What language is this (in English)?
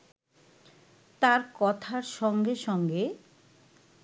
Bangla